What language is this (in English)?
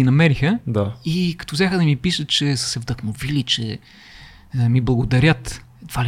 Bulgarian